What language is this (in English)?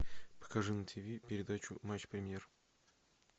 Russian